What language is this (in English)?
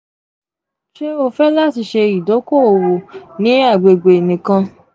Yoruba